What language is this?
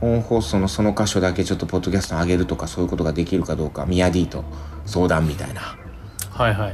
Japanese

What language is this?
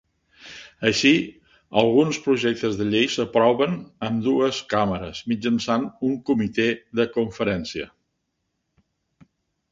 Catalan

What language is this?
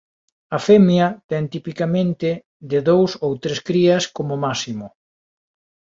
Galician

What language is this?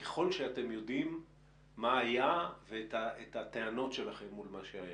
Hebrew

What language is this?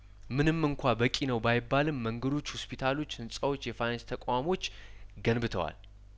Amharic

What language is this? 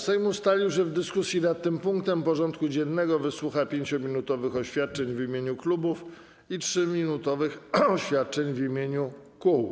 Polish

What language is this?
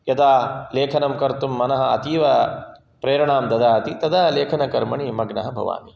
Sanskrit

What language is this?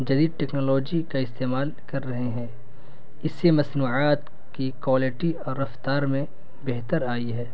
Urdu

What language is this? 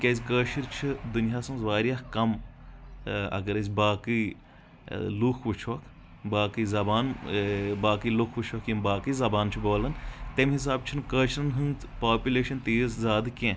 Kashmiri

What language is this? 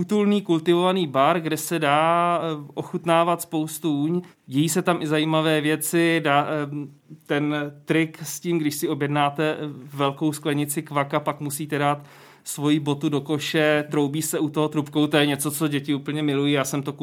Czech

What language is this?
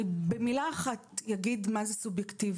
Hebrew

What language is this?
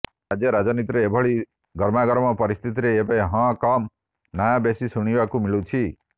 Odia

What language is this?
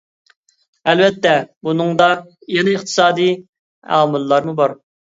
Uyghur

